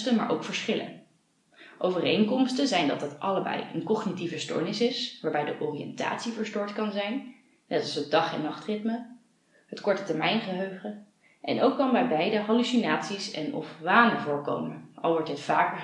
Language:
Dutch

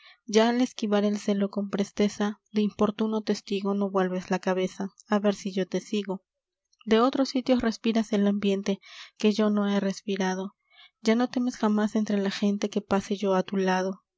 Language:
Spanish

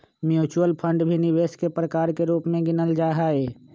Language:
Magahi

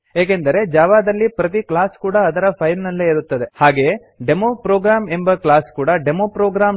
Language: Kannada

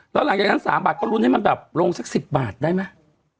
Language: Thai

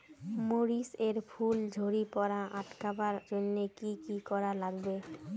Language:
Bangla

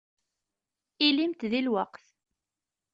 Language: Kabyle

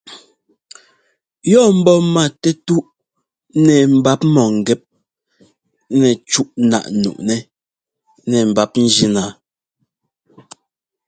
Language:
Ngomba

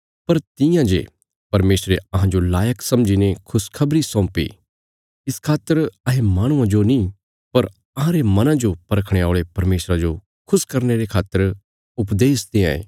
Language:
Bilaspuri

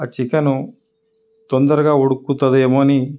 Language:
Telugu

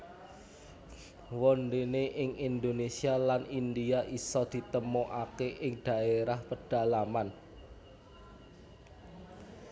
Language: Javanese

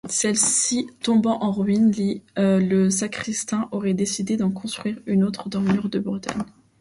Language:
French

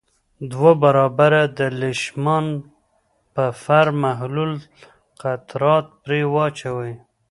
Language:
Pashto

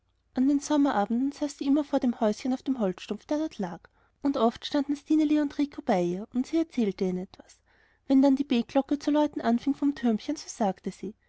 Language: German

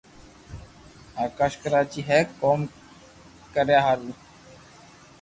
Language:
Loarki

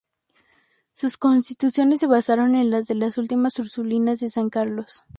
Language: Spanish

